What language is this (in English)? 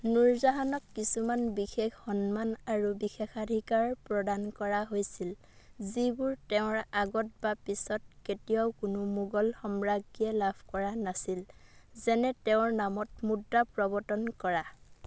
Assamese